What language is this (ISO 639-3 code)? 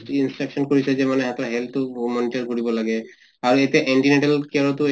asm